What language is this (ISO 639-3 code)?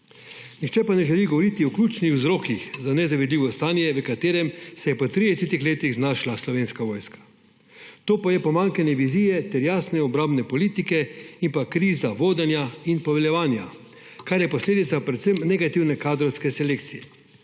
slv